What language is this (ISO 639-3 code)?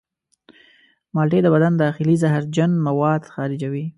pus